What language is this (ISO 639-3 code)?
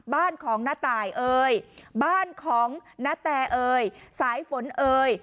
tha